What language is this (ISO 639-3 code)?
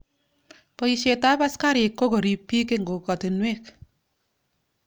kln